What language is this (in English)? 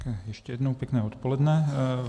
Czech